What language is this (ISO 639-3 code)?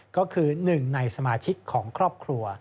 tha